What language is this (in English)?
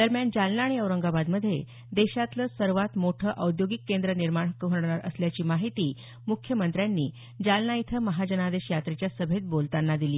Marathi